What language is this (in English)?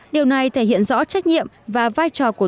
Vietnamese